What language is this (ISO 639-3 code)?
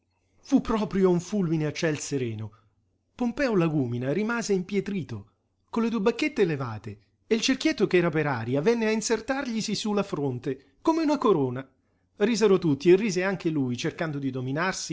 ita